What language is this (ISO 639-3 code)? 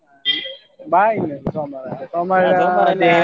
kan